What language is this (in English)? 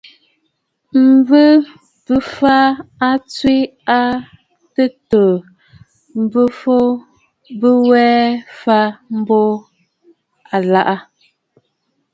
Bafut